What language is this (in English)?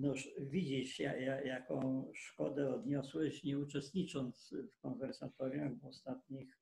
Polish